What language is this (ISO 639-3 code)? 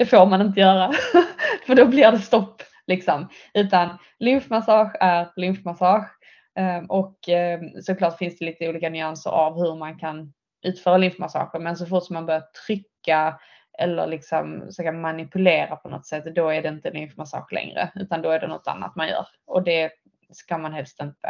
swe